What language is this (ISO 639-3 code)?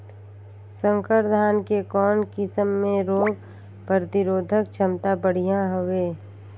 hne